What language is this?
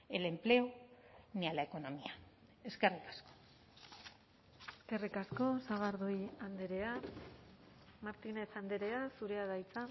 Basque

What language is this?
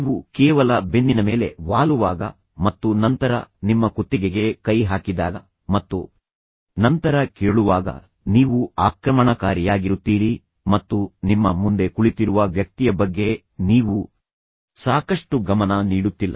Kannada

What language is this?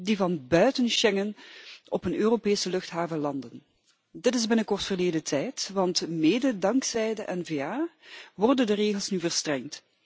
Dutch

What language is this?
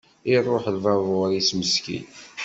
Kabyle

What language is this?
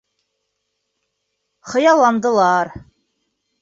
Bashkir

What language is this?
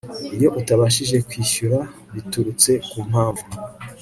Kinyarwanda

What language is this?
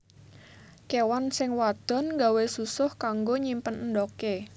Javanese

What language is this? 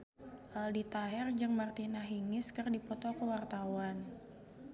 Sundanese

